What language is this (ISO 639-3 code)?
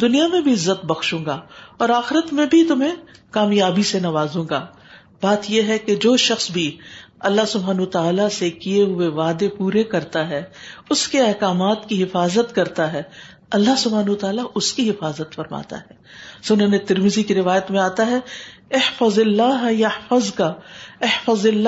urd